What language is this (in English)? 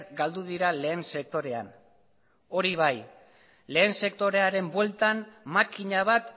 Basque